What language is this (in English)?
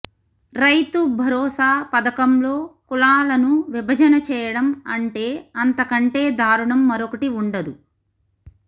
Telugu